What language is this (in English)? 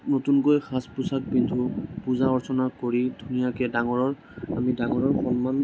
Assamese